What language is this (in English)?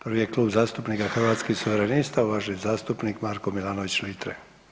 Croatian